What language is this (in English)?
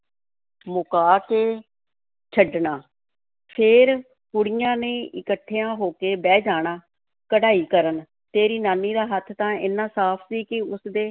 Punjabi